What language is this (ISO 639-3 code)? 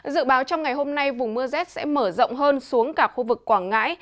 vie